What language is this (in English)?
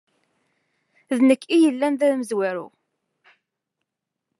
Kabyle